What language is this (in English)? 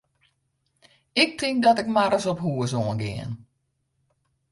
Western Frisian